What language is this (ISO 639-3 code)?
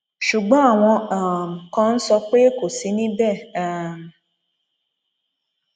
yor